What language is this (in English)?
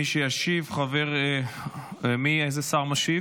Hebrew